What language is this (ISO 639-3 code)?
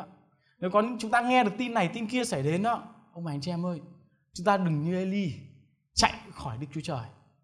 vie